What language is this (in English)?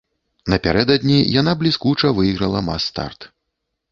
Belarusian